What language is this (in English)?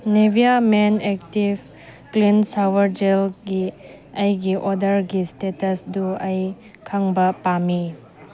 Manipuri